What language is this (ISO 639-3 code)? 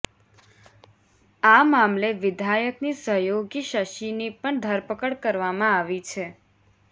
guj